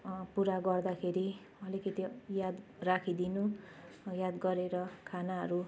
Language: Nepali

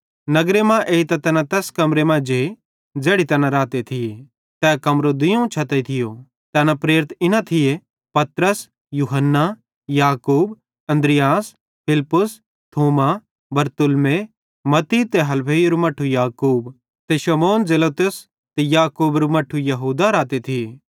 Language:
Bhadrawahi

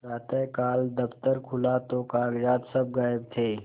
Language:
Hindi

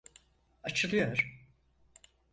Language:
Turkish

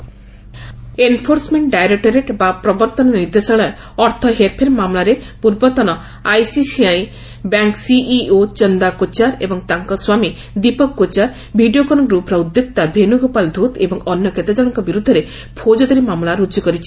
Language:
Odia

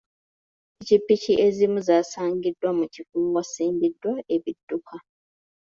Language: Ganda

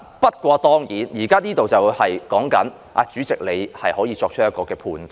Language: Cantonese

